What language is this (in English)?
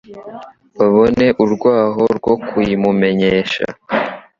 Kinyarwanda